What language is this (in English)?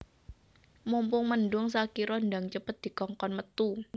Javanese